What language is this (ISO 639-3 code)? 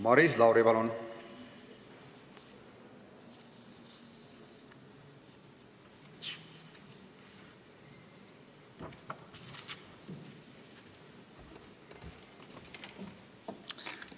est